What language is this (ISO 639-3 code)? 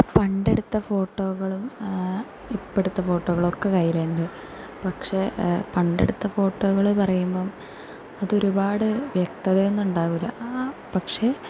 mal